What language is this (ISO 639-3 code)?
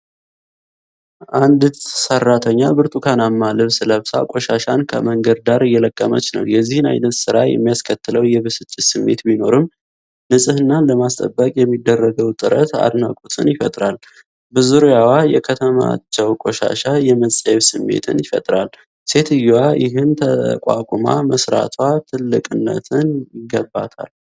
amh